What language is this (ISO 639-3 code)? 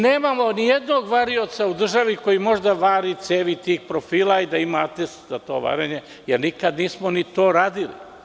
srp